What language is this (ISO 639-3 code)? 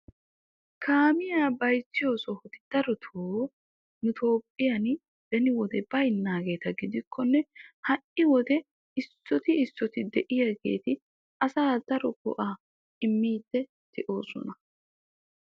wal